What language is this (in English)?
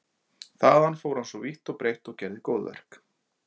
Icelandic